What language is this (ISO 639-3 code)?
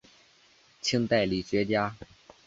zho